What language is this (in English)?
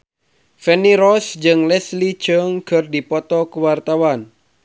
Sundanese